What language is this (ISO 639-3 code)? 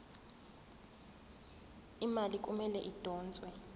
zul